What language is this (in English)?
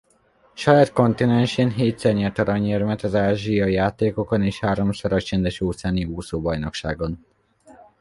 Hungarian